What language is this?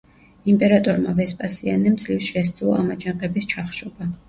Georgian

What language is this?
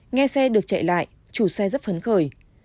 Vietnamese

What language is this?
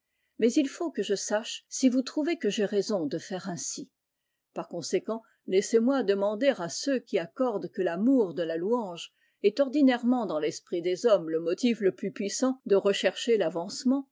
French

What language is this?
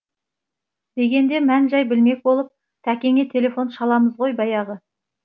Kazakh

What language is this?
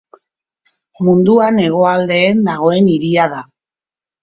Basque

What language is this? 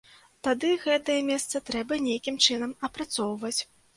Belarusian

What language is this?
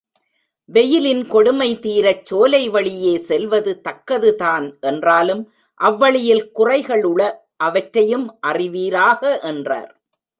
Tamil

